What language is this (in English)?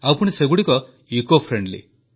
Odia